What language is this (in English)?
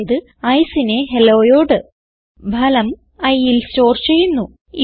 Malayalam